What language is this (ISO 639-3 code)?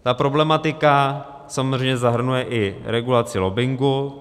ces